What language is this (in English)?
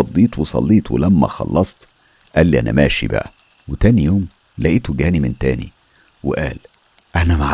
Arabic